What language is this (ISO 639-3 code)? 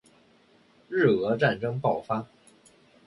zho